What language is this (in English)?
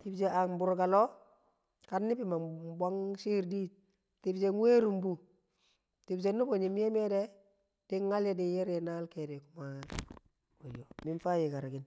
Kamo